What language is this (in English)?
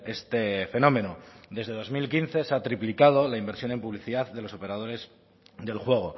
Spanish